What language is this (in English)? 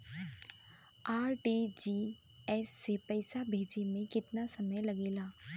Bhojpuri